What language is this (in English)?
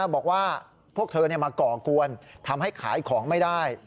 Thai